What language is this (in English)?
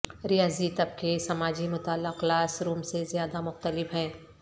Urdu